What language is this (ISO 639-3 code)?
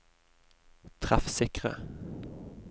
nor